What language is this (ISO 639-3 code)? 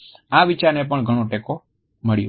guj